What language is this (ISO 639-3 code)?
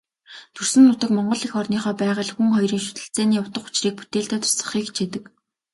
mon